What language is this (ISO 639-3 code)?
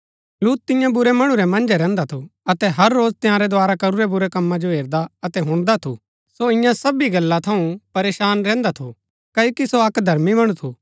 gbk